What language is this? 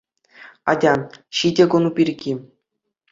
Chuvash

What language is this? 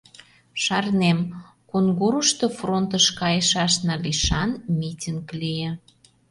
Mari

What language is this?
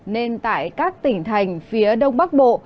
Vietnamese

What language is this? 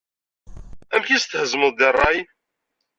Kabyle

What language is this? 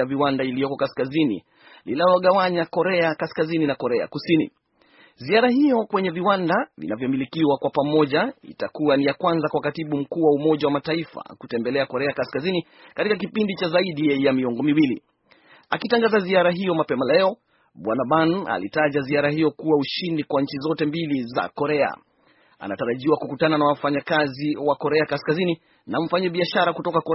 Swahili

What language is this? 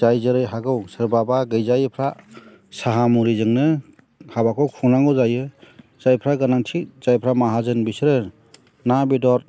Bodo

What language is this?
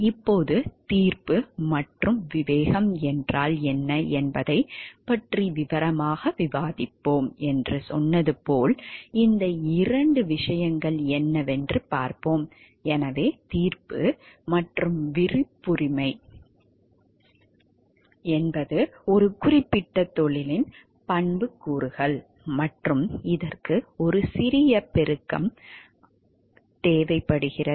Tamil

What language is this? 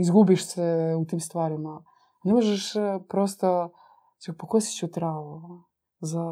Croatian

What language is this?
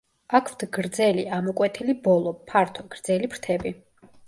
Georgian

